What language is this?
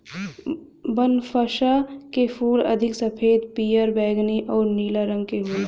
Bhojpuri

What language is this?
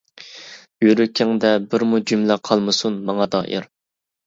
Uyghur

